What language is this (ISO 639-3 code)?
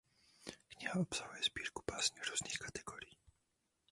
ces